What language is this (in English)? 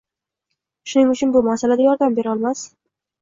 Uzbek